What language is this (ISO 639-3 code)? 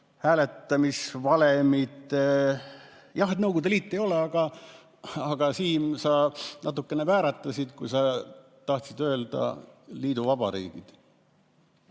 est